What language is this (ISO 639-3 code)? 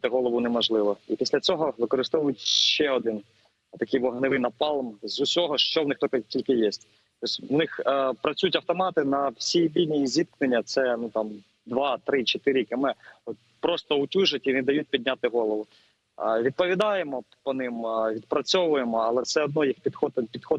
ukr